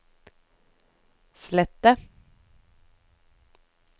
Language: Norwegian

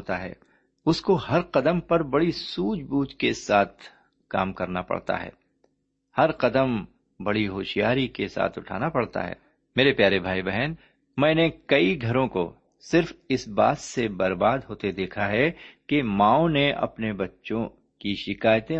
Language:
Urdu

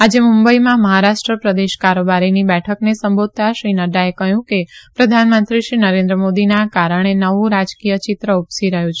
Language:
Gujarati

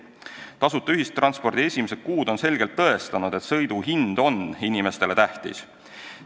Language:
Estonian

